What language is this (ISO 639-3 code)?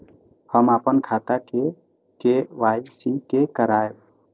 mai